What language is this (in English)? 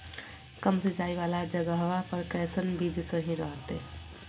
Magahi